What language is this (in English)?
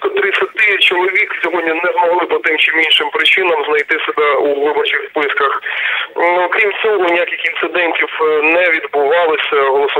Ukrainian